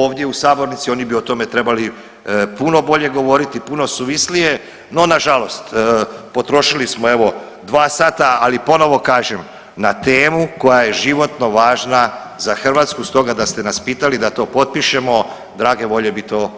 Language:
Croatian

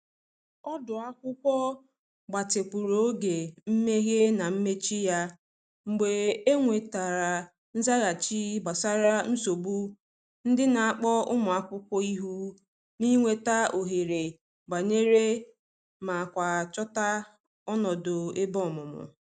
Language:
Igbo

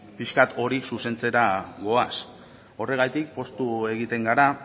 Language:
Basque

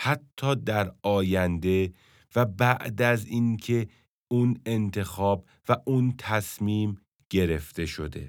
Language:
Persian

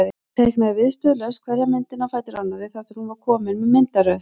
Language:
Icelandic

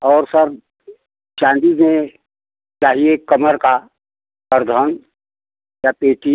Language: Hindi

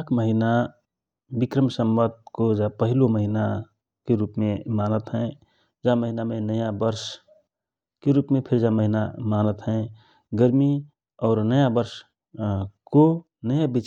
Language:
Rana Tharu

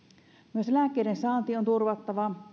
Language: Finnish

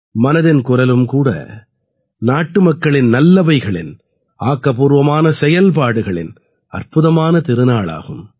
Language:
Tamil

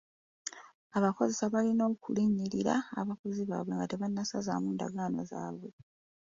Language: Ganda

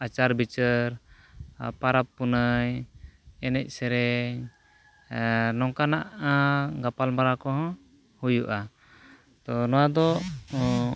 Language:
Santali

